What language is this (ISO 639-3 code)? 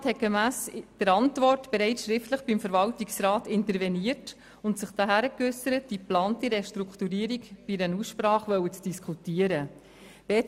gsw